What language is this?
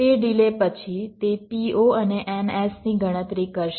Gujarati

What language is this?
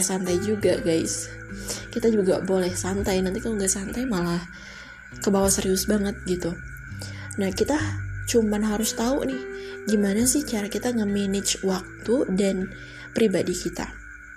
Indonesian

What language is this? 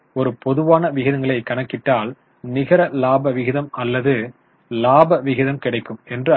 Tamil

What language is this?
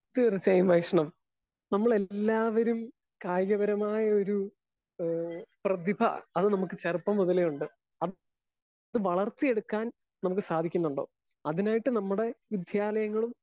Malayalam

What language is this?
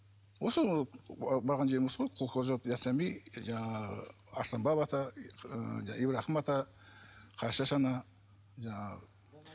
Kazakh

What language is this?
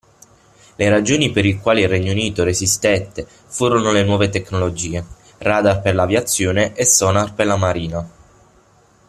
Italian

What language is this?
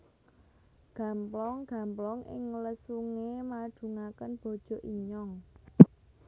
Javanese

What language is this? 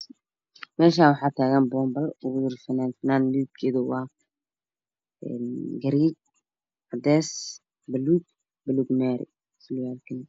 Somali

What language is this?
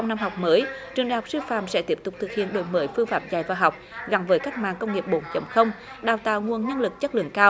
Vietnamese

